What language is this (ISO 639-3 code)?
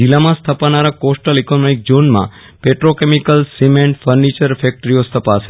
guj